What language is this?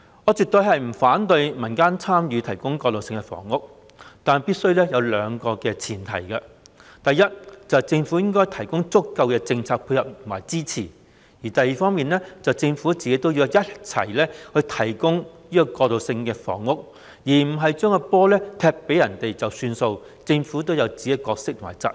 Cantonese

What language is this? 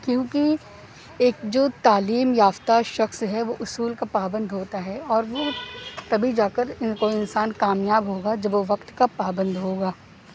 Urdu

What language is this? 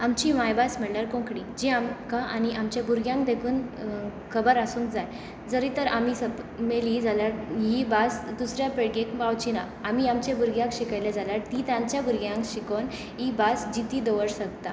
Konkani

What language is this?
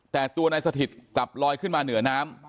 Thai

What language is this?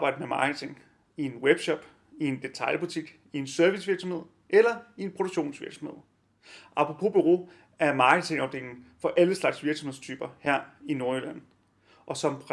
Danish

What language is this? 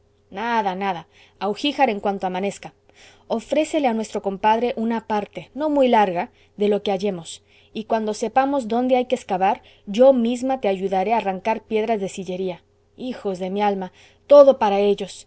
Spanish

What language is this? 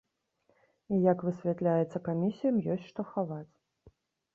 Belarusian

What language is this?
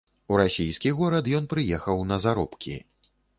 Belarusian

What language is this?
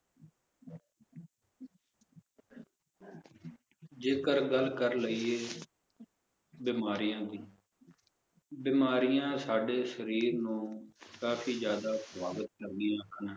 Punjabi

